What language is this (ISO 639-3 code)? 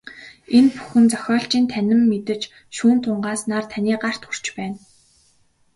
mon